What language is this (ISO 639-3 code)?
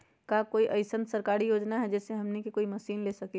mag